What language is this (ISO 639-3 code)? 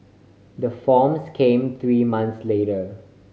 eng